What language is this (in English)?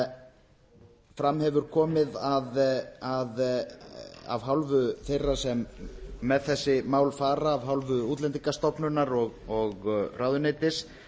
Icelandic